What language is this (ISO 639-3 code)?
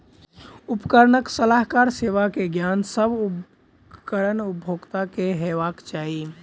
mai